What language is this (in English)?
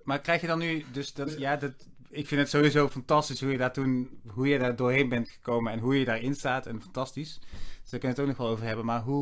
Dutch